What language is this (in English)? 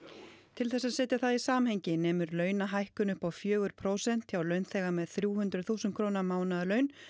Icelandic